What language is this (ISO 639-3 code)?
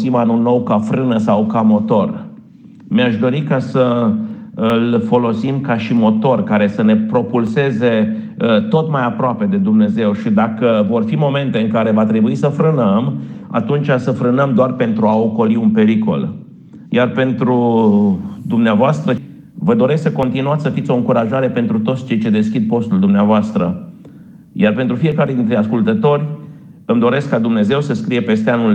ron